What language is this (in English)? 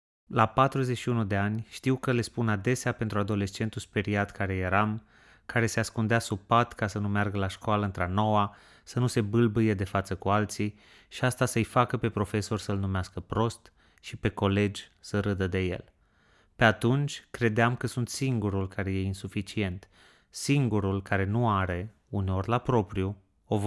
Romanian